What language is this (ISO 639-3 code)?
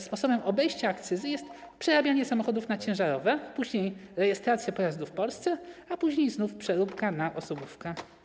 pol